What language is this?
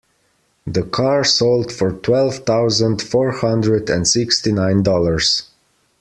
English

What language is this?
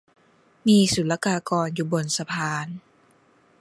Thai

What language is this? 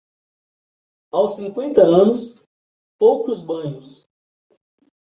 Portuguese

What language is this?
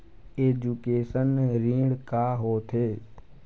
Chhattisgarhi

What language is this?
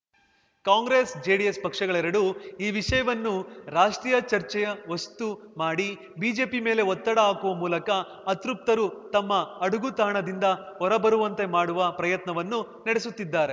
Kannada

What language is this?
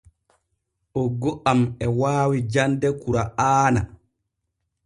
Borgu Fulfulde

